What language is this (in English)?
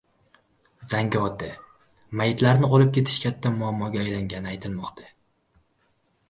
Uzbek